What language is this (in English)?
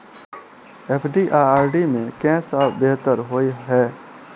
Maithili